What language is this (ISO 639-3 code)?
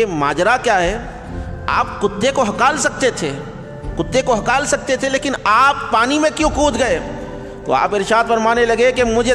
hin